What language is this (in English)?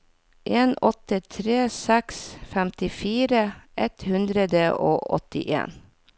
Norwegian